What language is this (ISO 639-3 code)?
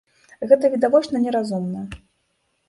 bel